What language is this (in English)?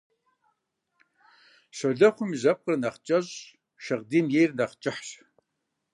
Kabardian